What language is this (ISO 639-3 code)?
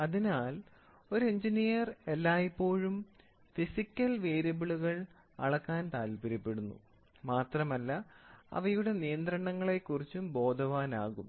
mal